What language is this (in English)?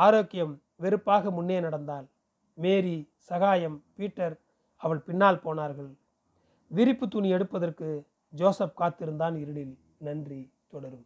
Tamil